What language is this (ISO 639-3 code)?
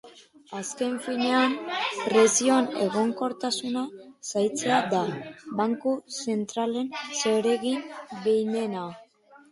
eus